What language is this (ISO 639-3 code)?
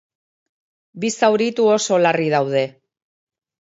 eus